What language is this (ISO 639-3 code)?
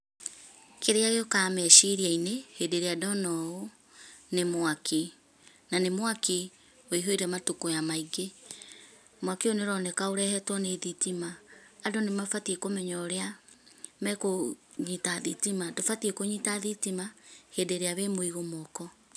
kik